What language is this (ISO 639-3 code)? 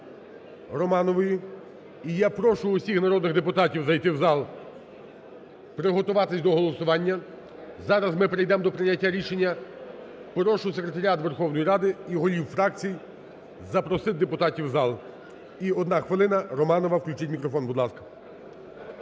ukr